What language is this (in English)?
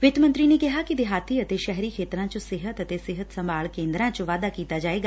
Punjabi